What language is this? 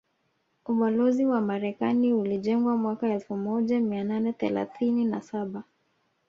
Swahili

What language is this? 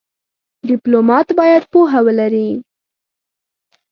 Pashto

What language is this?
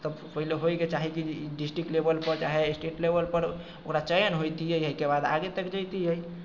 Maithili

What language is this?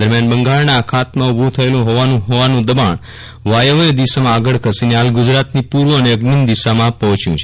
Gujarati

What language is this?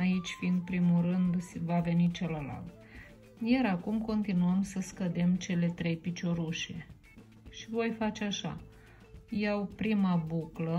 Romanian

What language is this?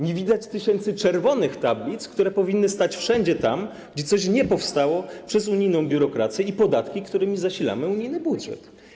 Polish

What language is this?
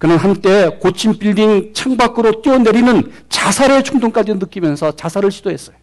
Korean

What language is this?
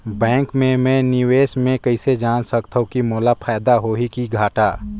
Chhattisgarhi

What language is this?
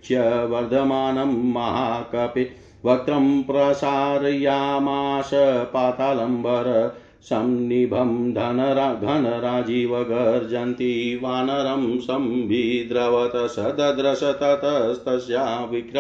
Hindi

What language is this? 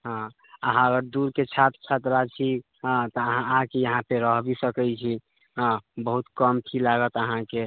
Maithili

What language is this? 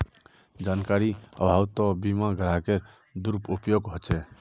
Magahi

